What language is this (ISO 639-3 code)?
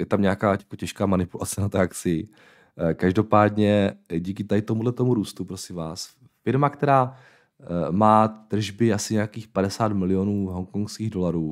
ces